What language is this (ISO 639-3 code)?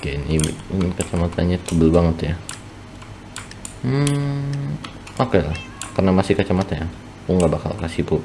ind